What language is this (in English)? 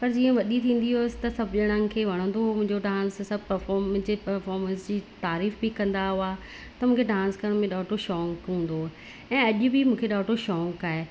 Sindhi